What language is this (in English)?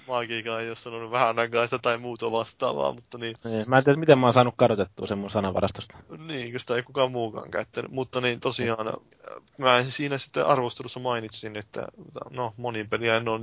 Finnish